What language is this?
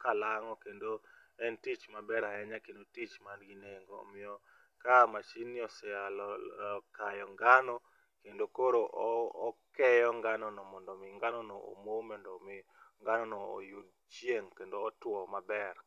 Luo (Kenya and Tanzania)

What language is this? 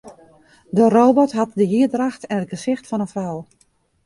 Western Frisian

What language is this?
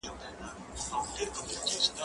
Pashto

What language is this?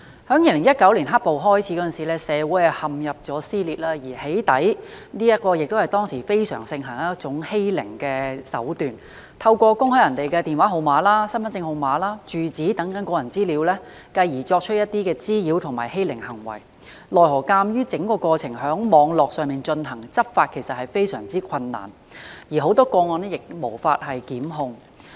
Cantonese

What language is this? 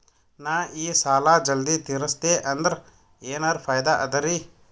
Kannada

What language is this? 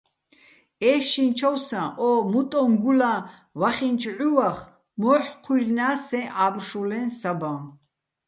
Bats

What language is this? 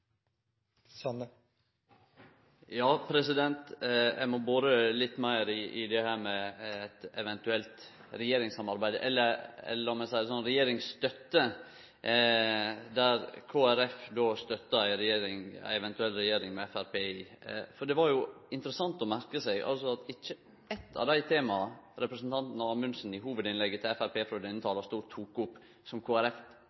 Norwegian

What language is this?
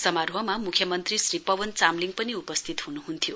Nepali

